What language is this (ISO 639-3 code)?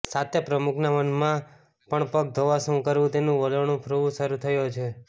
guj